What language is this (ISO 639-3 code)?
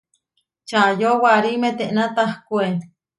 var